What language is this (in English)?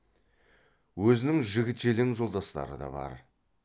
Kazakh